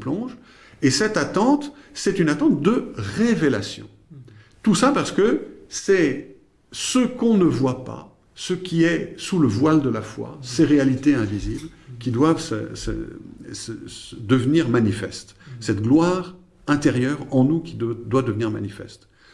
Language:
French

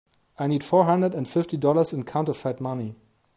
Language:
English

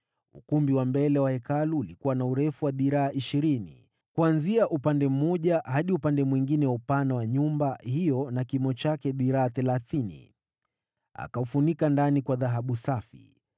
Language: Swahili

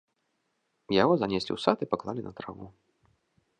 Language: Belarusian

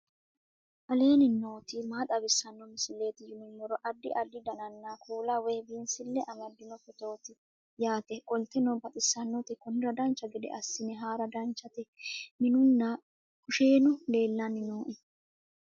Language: Sidamo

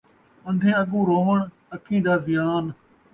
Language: Saraiki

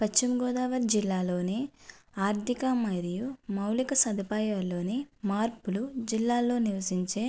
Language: Telugu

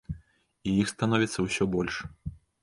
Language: Belarusian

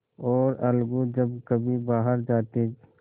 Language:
Hindi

